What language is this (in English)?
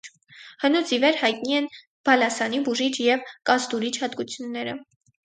Armenian